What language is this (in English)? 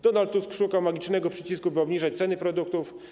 Polish